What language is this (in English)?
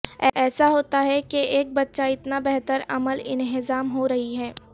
Urdu